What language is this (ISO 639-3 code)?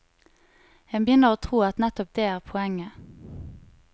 nor